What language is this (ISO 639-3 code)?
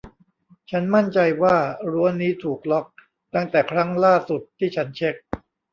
tha